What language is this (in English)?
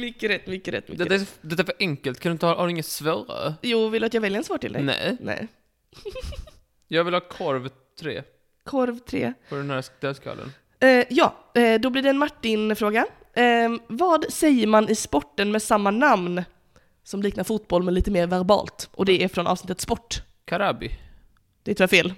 Swedish